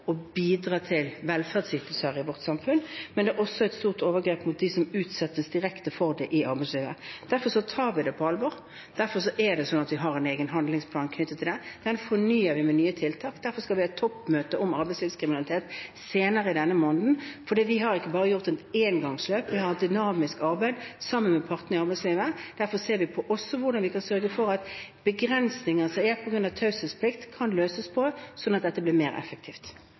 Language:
Norwegian Bokmål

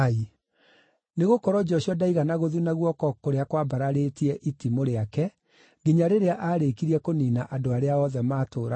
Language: Kikuyu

